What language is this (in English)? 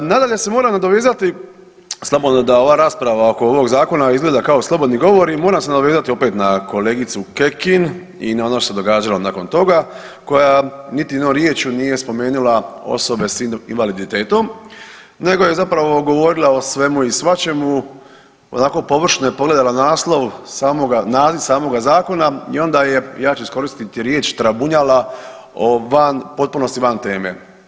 Croatian